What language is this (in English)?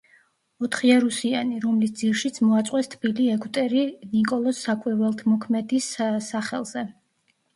Georgian